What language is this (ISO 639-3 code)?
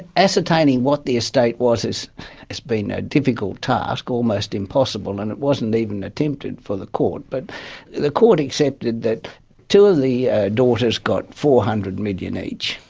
eng